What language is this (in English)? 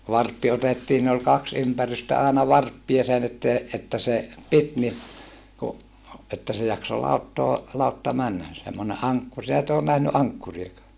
Finnish